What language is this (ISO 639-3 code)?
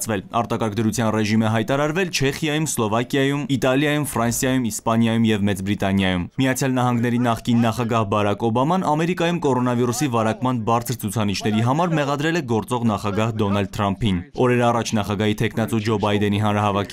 ron